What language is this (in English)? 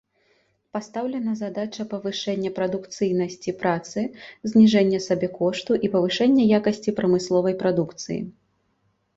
Belarusian